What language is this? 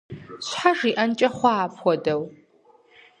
Kabardian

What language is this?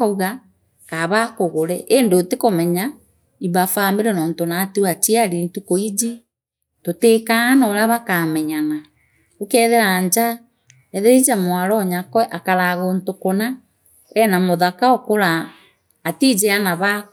Meru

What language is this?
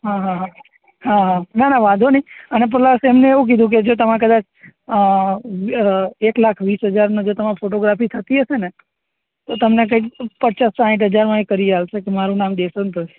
Gujarati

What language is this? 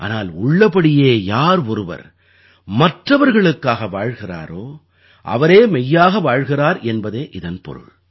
Tamil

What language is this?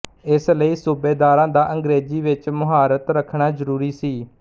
Punjabi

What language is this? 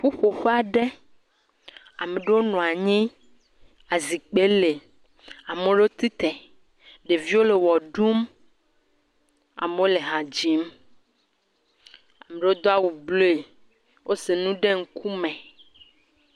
Ewe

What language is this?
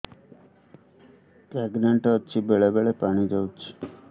Odia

